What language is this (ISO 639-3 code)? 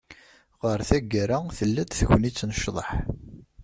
kab